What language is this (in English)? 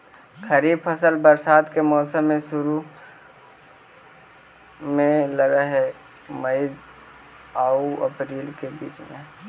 Magahi